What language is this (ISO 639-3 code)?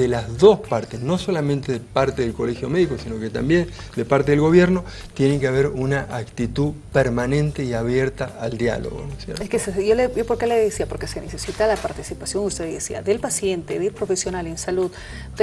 spa